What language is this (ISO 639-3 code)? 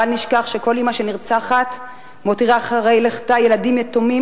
heb